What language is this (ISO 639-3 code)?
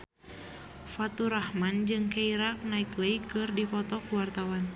sun